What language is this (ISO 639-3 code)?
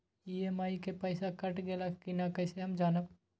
mag